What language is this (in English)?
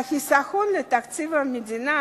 Hebrew